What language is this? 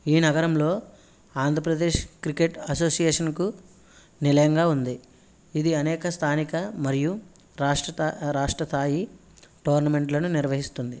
Telugu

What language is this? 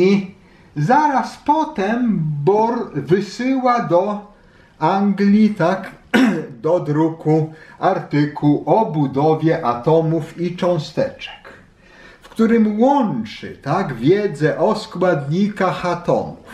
Polish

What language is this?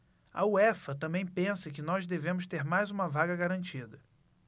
Portuguese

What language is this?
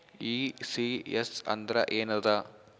Kannada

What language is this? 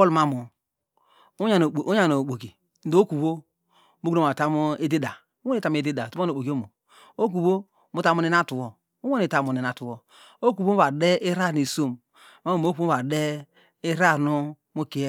Degema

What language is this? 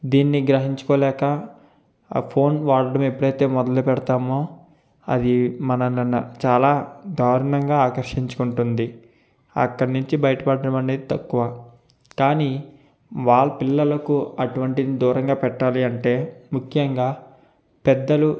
Telugu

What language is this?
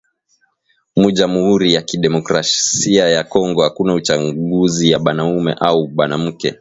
Swahili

